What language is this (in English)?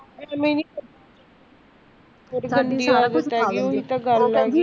Punjabi